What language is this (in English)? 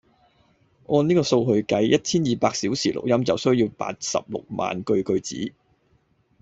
Cantonese